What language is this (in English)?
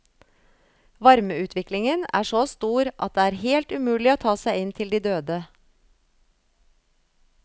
Norwegian